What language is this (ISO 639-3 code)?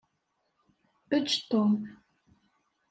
kab